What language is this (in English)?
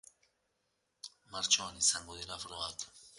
Basque